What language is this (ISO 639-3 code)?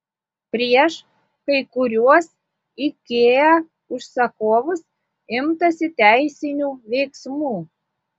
lit